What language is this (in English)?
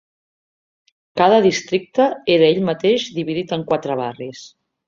Catalan